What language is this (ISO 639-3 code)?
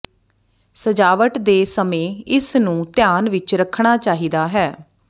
pan